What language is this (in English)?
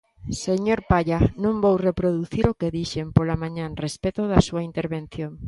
Galician